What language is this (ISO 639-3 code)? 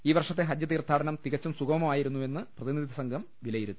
mal